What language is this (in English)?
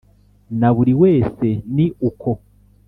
Kinyarwanda